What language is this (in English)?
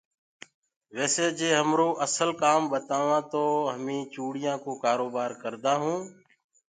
Gurgula